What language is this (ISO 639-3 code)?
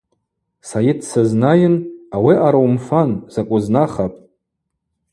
abq